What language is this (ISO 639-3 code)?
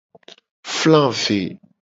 gej